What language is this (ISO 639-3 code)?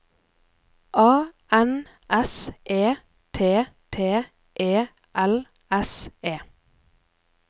nor